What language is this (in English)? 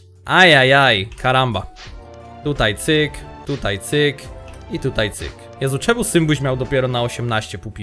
Polish